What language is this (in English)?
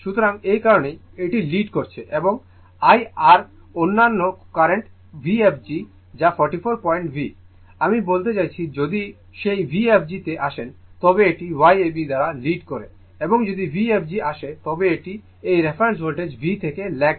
Bangla